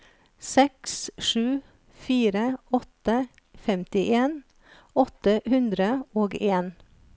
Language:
Norwegian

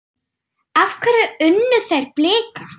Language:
Icelandic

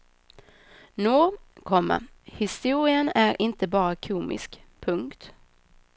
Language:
Swedish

